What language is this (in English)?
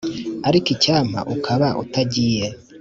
Kinyarwanda